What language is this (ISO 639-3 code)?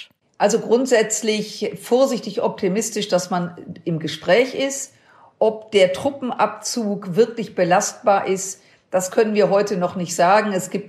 deu